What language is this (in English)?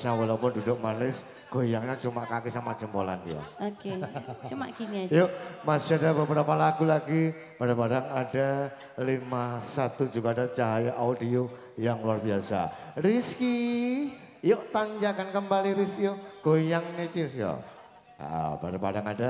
Indonesian